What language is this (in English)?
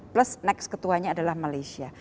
Indonesian